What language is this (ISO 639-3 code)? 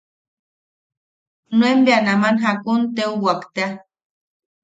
yaq